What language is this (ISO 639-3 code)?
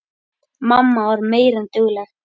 isl